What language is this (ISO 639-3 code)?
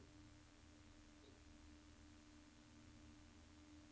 nor